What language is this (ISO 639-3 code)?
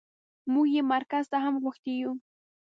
pus